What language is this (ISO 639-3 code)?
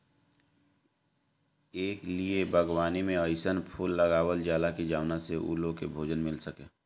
bho